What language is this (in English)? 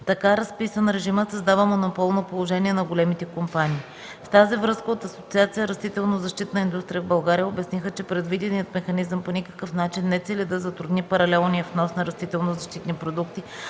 Bulgarian